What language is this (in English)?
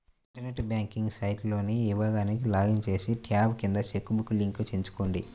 Telugu